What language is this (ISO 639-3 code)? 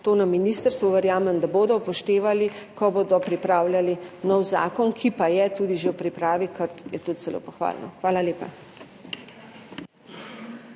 slv